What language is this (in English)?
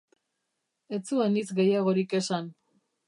Basque